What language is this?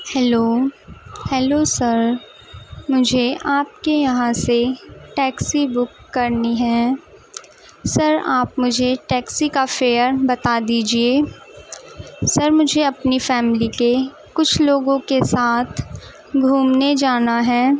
Urdu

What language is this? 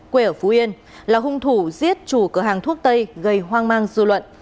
Vietnamese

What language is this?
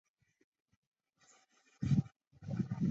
Chinese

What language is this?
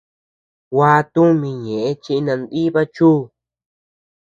Tepeuxila Cuicatec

